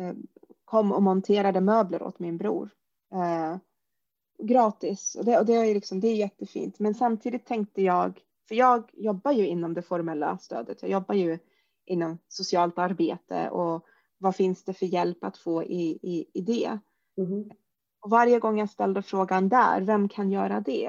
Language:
Swedish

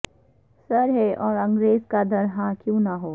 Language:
Urdu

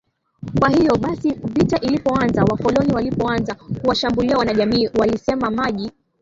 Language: Swahili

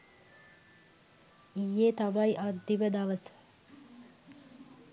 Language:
Sinhala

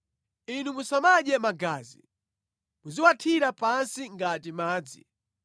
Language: Nyanja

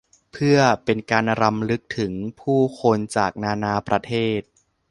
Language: Thai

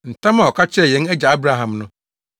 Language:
Akan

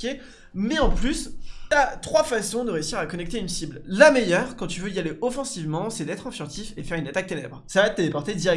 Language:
French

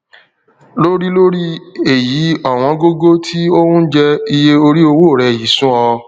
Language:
Yoruba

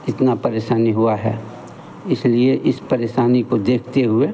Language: Hindi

